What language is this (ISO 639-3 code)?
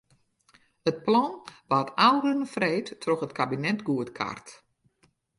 fry